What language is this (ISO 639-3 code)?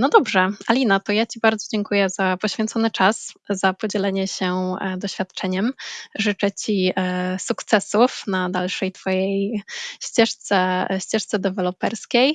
pol